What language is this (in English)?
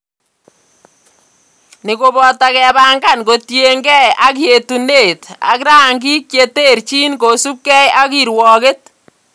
Kalenjin